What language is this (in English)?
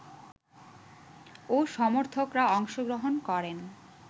Bangla